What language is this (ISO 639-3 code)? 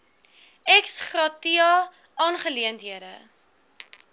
afr